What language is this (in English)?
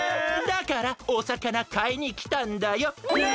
Japanese